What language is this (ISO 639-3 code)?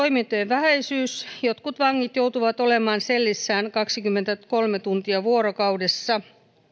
fin